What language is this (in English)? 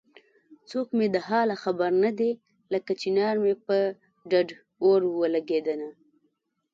Pashto